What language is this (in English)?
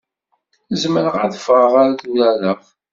Kabyle